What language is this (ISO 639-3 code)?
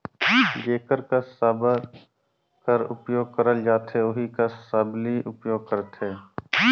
hne